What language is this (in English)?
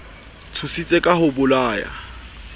Southern Sotho